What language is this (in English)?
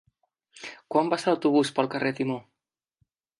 Catalan